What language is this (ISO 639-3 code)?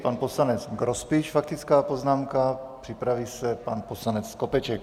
ces